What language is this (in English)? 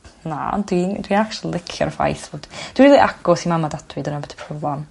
Welsh